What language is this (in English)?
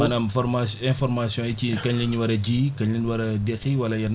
Wolof